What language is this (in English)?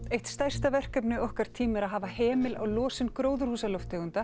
Icelandic